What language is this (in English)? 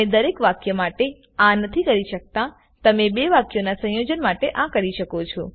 Gujarati